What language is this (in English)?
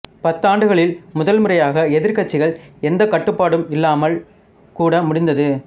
Tamil